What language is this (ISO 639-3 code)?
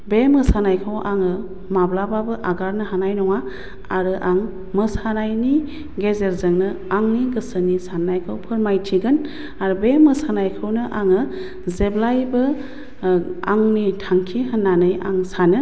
brx